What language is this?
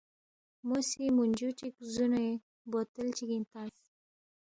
Balti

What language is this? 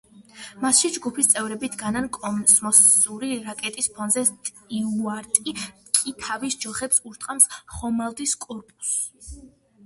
Georgian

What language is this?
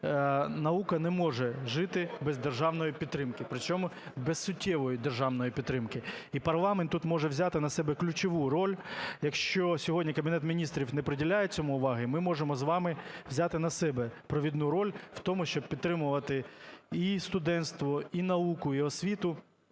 Ukrainian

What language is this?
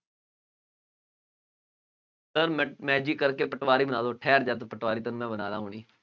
Punjabi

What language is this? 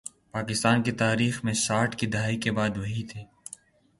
Urdu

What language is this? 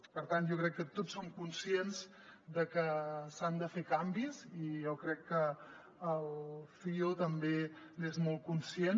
Catalan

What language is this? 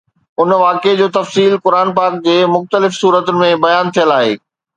Sindhi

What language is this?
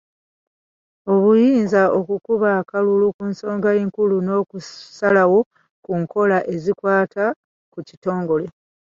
Ganda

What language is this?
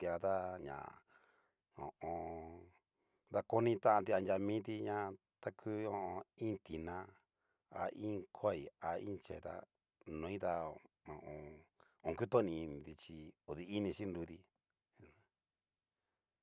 Cacaloxtepec Mixtec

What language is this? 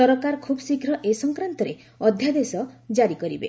Odia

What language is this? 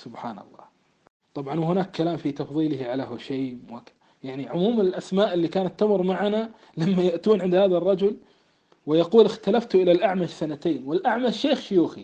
Arabic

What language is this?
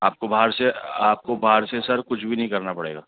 Urdu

